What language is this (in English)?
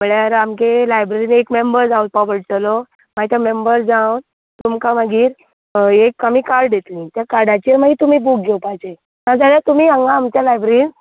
Konkani